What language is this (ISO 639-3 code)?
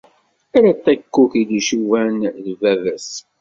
kab